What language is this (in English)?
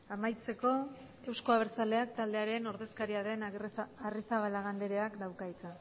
Basque